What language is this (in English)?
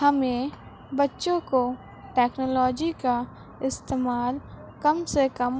Urdu